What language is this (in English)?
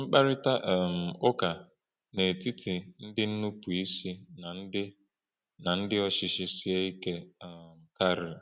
Igbo